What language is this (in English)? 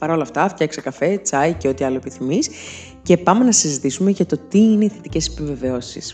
Greek